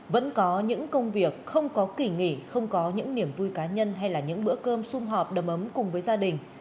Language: Vietnamese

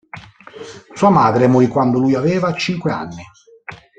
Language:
Italian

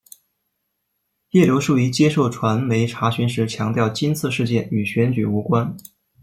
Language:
Chinese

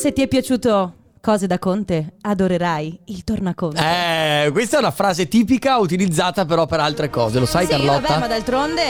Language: Italian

